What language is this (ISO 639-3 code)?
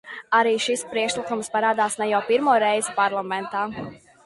lav